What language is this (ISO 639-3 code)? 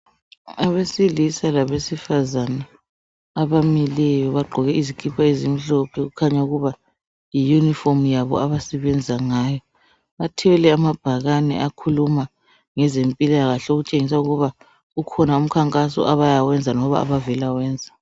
nde